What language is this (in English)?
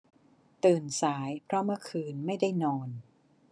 Thai